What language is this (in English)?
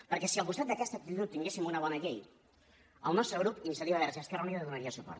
Catalan